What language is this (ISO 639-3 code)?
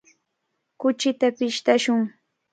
qvl